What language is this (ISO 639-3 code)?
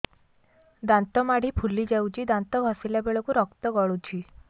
ori